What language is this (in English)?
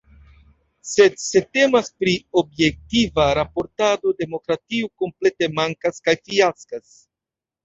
Esperanto